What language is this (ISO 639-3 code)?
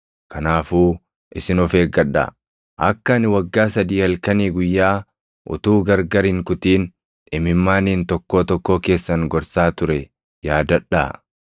orm